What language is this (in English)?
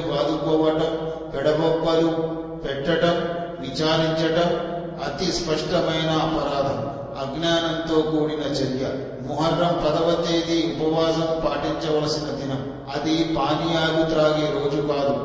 Telugu